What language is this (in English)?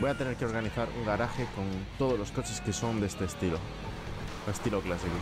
Spanish